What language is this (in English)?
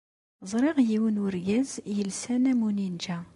Kabyle